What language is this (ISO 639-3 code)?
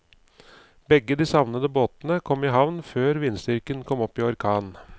nor